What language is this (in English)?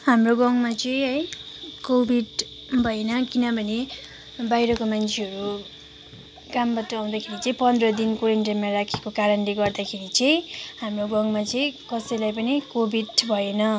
Nepali